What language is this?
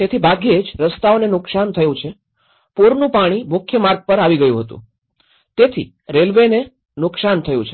Gujarati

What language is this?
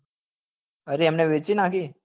Gujarati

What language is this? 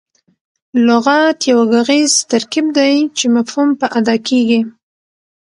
Pashto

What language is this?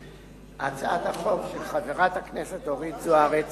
Hebrew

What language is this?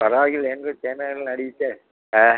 Kannada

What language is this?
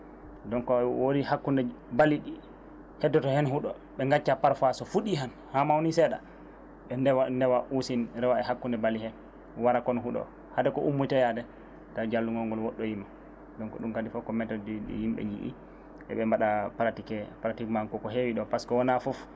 Fula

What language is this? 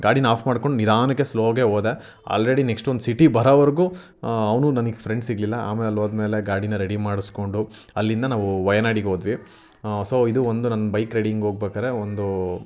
Kannada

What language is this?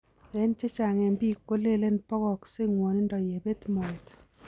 Kalenjin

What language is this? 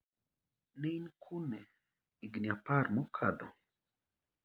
Luo (Kenya and Tanzania)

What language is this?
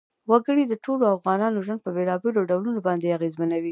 Pashto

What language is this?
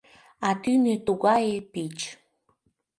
Mari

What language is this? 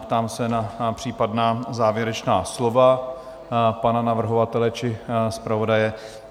Czech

